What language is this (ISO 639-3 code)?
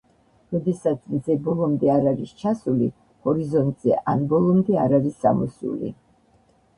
kat